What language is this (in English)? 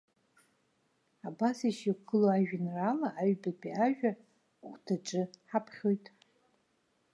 Abkhazian